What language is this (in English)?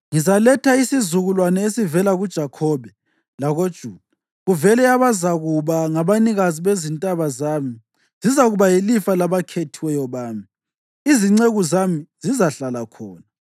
North Ndebele